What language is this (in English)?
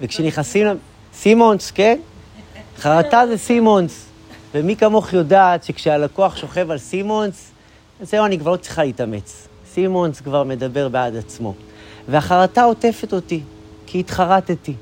Hebrew